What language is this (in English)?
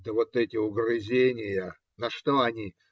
Russian